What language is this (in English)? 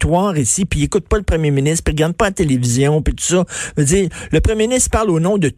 French